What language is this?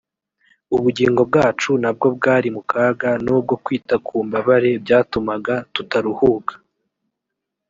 Kinyarwanda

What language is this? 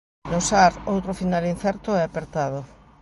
Galician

